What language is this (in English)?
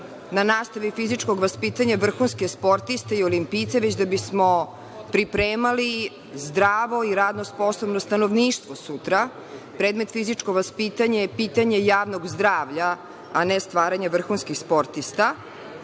Serbian